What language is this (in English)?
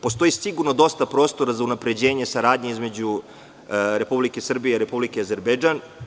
Serbian